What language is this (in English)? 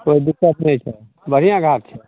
Maithili